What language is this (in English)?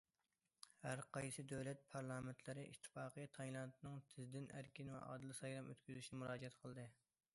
Uyghur